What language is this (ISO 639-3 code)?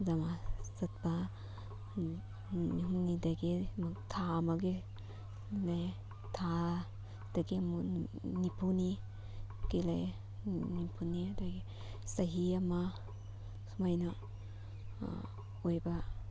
mni